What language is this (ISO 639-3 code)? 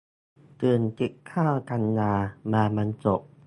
tha